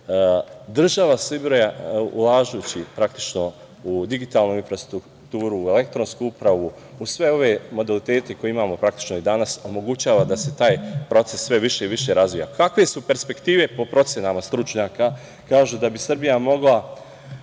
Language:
Serbian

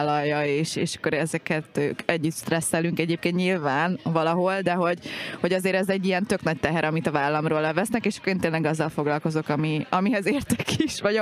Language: Hungarian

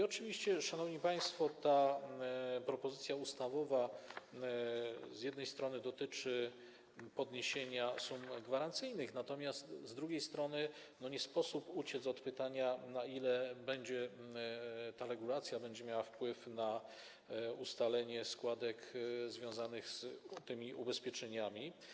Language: Polish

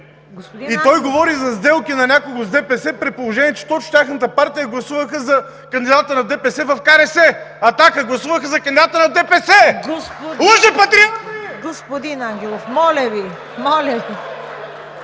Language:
Bulgarian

